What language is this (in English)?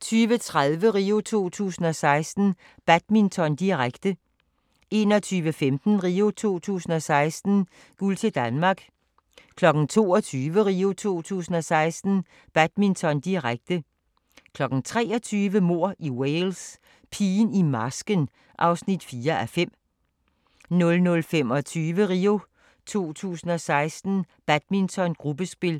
Danish